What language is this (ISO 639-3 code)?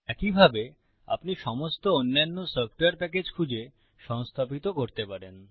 ben